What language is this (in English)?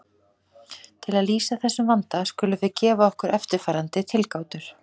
Icelandic